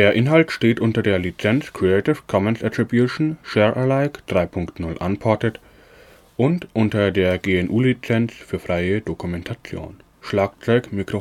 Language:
German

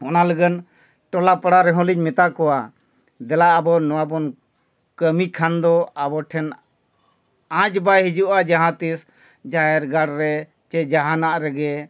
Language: Santali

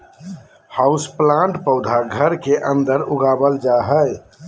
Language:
Magahi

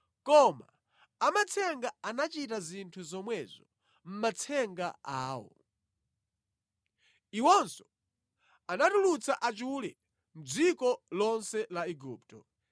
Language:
Nyanja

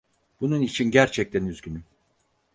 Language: Turkish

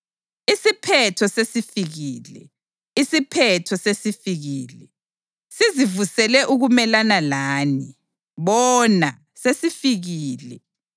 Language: North Ndebele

